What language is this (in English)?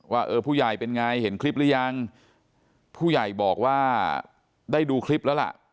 Thai